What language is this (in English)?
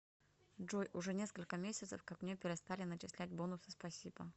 Russian